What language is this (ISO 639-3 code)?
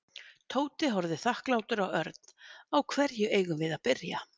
isl